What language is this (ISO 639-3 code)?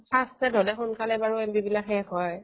asm